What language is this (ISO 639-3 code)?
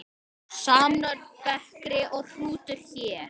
isl